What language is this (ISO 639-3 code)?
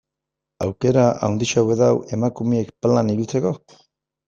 eus